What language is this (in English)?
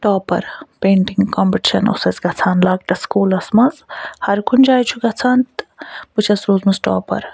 Kashmiri